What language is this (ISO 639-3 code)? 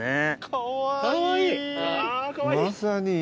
jpn